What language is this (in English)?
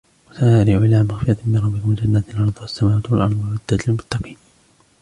Arabic